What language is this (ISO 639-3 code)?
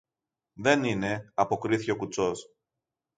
ell